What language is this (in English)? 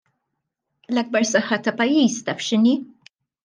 Maltese